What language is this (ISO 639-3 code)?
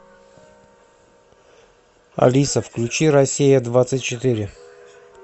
rus